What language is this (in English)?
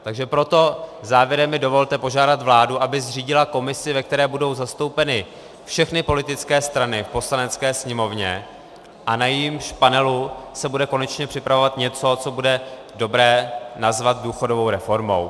Czech